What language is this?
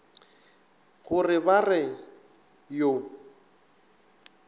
Northern Sotho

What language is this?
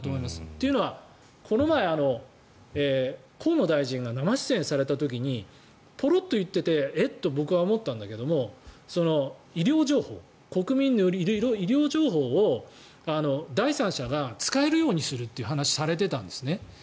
Japanese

